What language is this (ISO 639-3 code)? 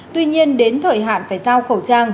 vie